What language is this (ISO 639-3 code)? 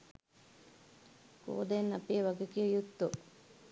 sin